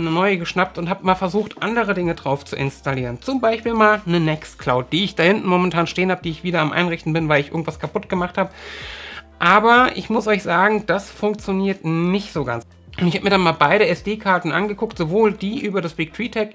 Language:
German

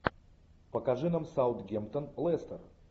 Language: Russian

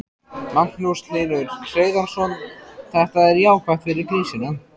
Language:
Icelandic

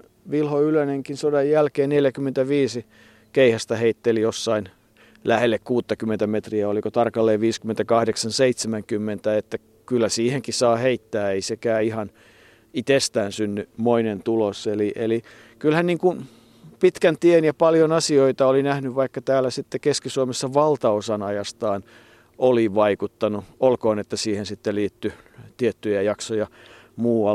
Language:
Finnish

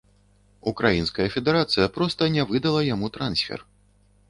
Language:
Belarusian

